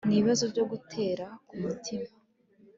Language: Kinyarwanda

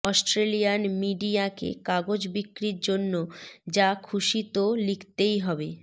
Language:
Bangla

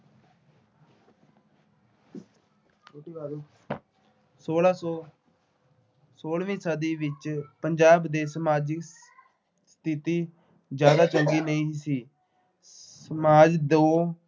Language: Punjabi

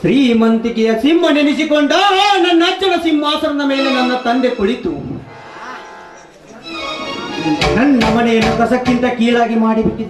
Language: Hindi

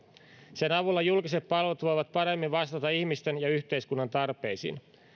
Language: Finnish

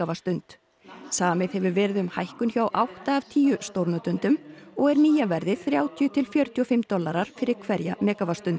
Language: Icelandic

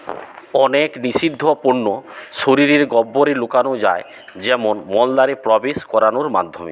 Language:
Bangla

